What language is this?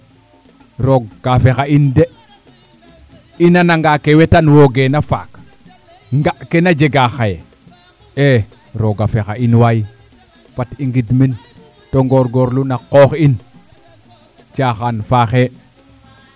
Serer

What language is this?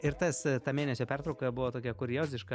Lithuanian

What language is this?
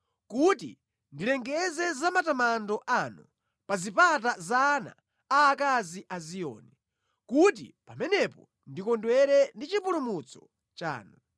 Nyanja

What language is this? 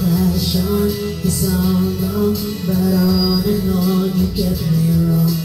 English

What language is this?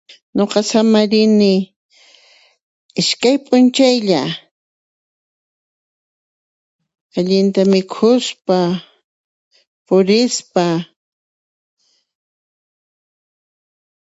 Puno Quechua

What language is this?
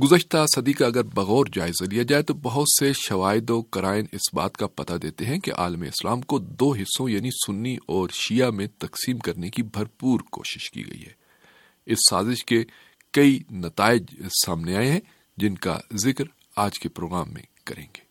Urdu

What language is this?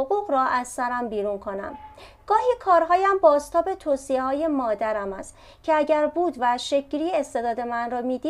Persian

